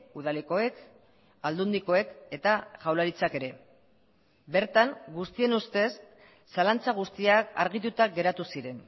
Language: Basque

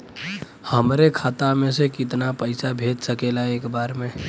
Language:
Bhojpuri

